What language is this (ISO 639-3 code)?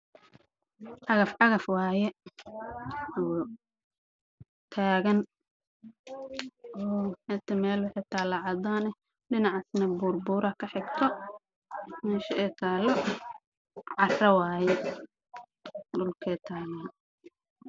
som